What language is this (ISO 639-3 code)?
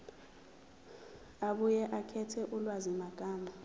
zul